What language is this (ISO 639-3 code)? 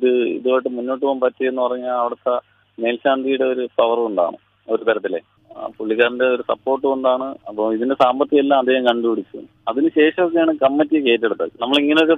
mal